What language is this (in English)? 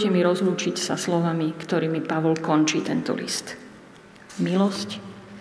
Slovak